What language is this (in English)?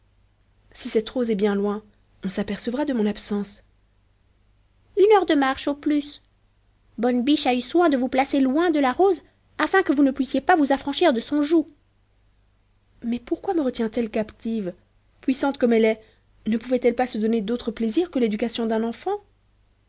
French